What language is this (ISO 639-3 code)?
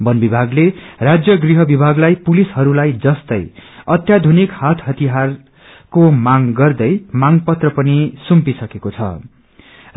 nep